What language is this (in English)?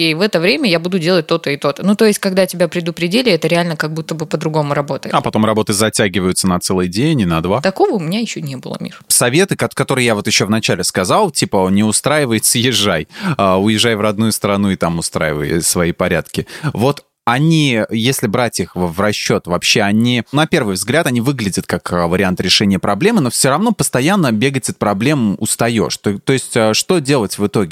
Russian